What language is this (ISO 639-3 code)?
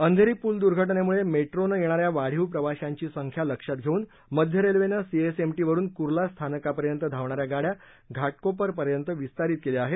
mar